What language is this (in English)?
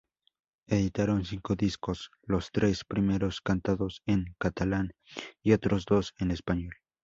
Spanish